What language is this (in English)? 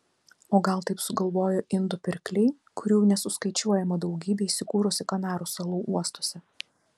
Lithuanian